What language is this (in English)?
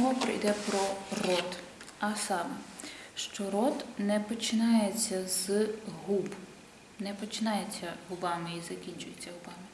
Ukrainian